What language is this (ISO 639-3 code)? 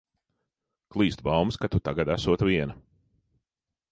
lav